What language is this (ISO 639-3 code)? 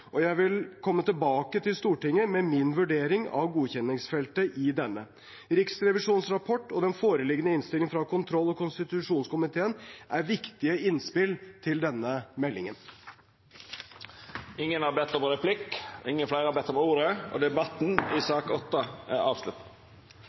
nor